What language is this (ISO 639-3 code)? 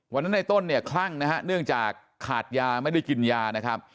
tha